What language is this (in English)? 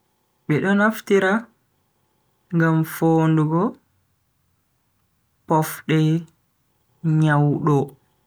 Bagirmi Fulfulde